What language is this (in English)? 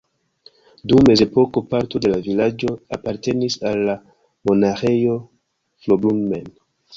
Esperanto